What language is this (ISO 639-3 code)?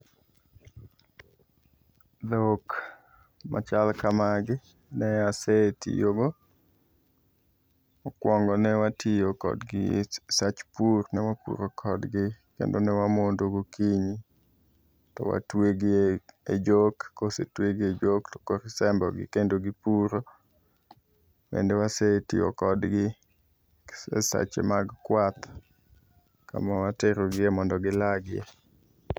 luo